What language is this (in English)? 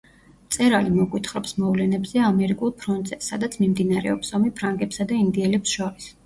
Georgian